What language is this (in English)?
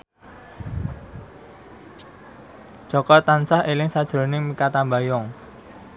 Javanese